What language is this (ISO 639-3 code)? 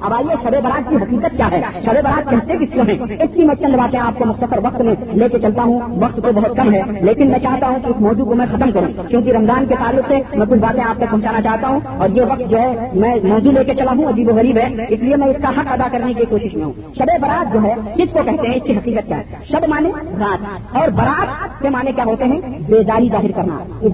urd